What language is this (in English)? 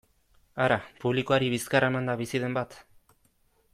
Basque